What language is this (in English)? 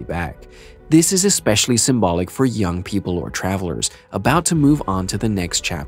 English